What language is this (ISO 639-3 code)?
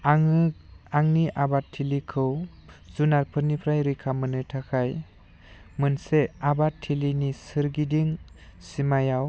brx